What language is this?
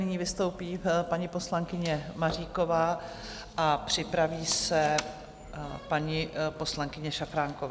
Czech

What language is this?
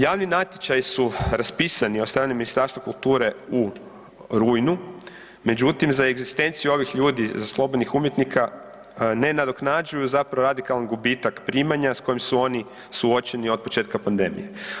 Croatian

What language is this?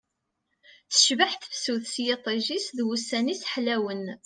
Kabyle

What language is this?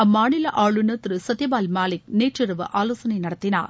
Tamil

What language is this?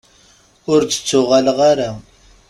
Kabyle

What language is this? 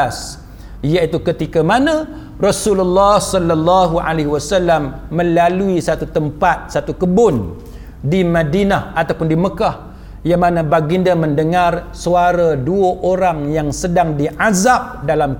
Malay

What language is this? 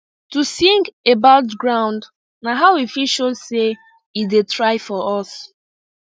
Nigerian Pidgin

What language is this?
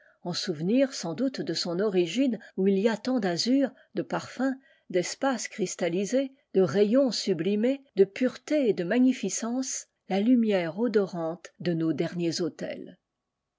French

